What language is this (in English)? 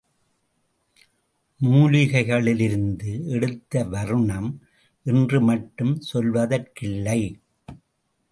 Tamil